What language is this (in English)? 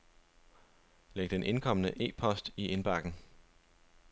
Danish